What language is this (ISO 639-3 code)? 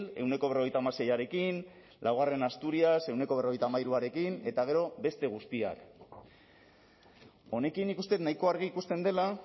eus